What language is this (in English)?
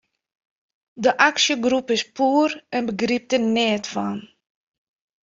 Western Frisian